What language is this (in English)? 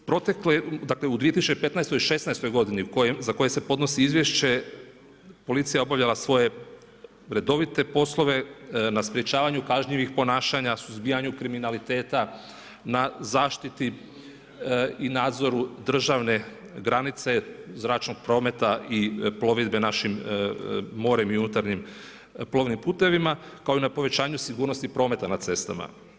Croatian